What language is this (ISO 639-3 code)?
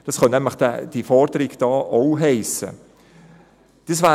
gsw